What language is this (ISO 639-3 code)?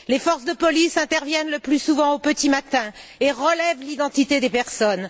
fra